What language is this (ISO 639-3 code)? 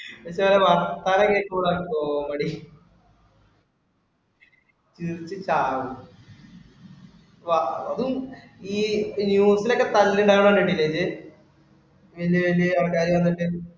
mal